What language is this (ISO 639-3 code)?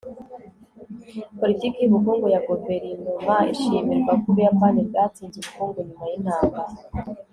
kin